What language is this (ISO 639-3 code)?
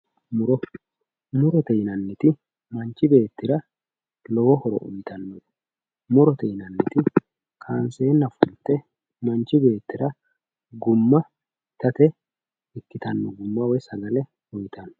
sid